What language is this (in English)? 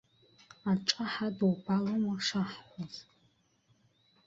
Abkhazian